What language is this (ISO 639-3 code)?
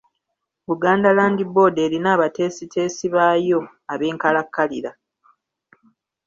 lug